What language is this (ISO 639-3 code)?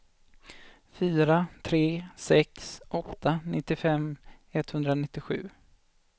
swe